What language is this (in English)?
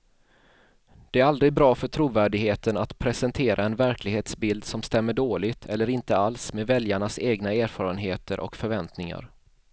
Swedish